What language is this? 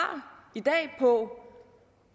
Danish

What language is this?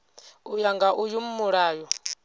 Venda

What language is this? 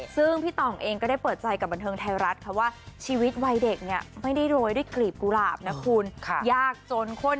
Thai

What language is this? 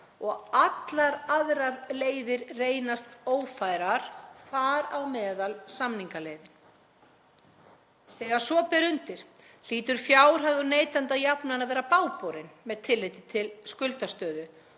Icelandic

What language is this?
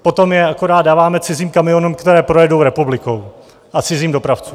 Czech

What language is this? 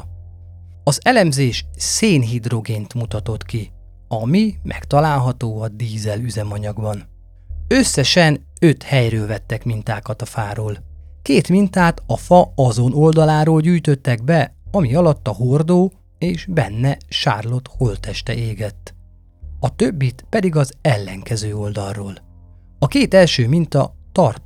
Hungarian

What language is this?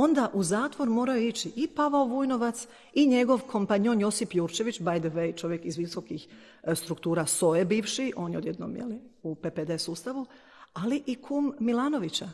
Croatian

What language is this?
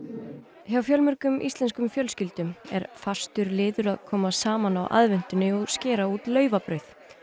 Icelandic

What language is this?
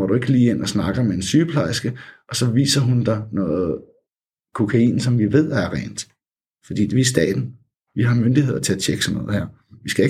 Danish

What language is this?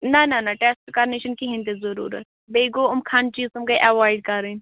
Kashmiri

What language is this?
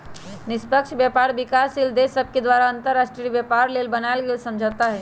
Magahi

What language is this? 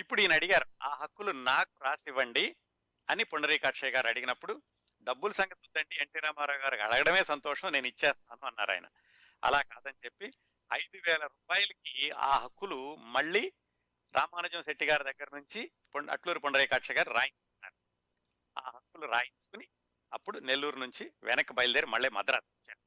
Telugu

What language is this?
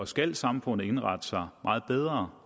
Danish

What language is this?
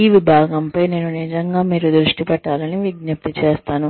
Telugu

